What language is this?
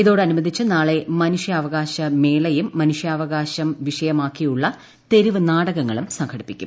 Malayalam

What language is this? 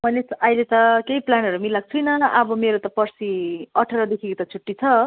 Nepali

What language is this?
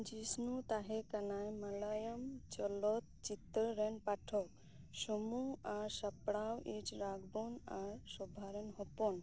Santali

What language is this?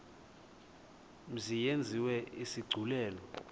Xhosa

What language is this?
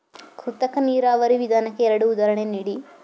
Kannada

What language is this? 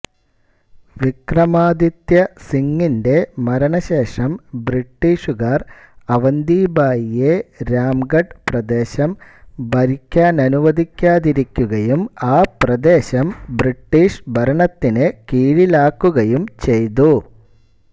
Malayalam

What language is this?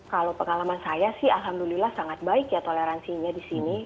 Indonesian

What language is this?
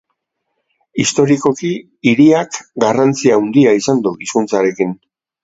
Basque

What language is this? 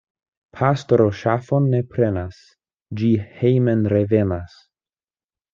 Esperanto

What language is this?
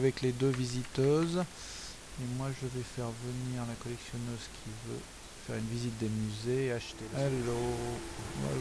French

